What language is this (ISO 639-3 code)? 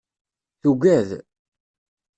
kab